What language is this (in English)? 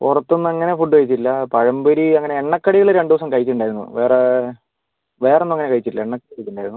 Malayalam